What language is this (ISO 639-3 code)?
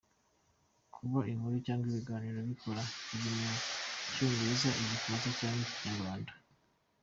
kin